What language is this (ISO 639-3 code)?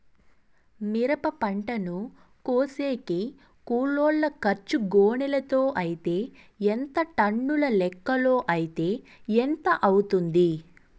tel